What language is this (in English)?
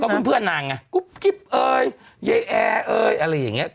Thai